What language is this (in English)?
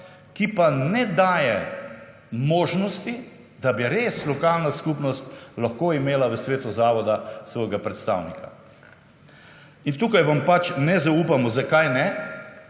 Slovenian